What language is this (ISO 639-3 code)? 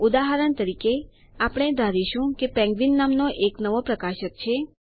guj